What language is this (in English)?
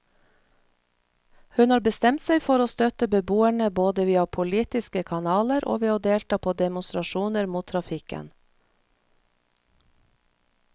Norwegian